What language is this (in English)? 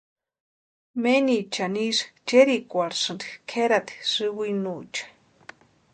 Western Highland Purepecha